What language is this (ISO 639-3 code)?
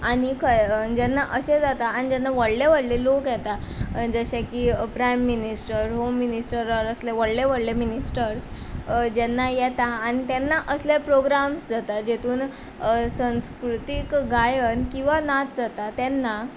kok